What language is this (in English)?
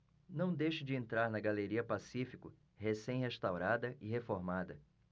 Portuguese